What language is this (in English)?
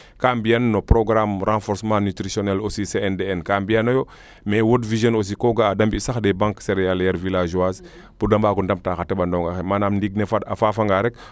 Serer